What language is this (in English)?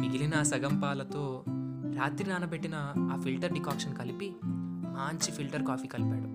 Telugu